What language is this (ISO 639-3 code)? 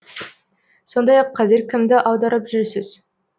kaz